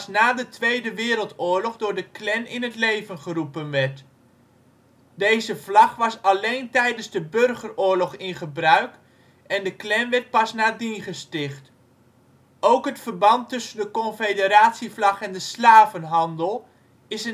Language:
Dutch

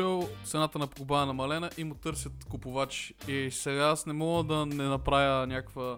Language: Bulgarian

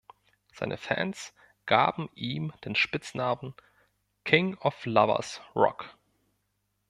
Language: German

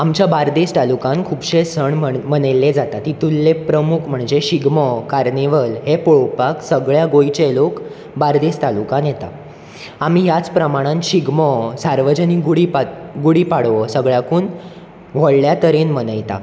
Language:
Konkani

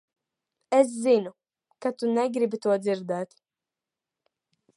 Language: Latvian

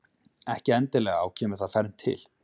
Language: Icelandic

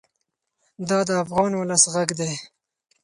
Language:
Pashto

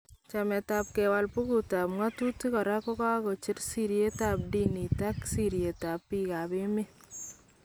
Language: Kalenjin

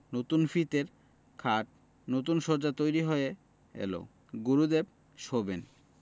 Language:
Bangla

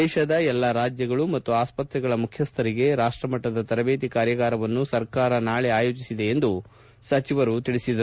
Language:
Kannada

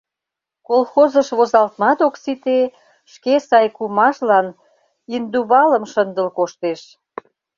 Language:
Mari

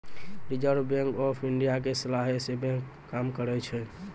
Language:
Maithili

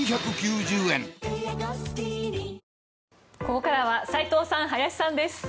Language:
Japanese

